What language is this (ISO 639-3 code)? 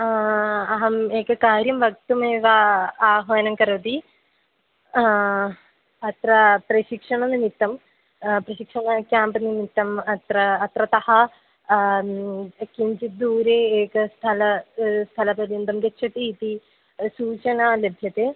san